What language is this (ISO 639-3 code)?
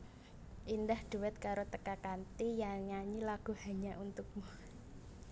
jav